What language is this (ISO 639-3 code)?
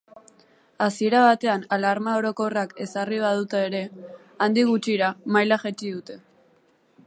eus